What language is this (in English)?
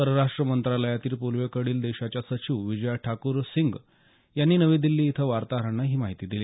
Marathi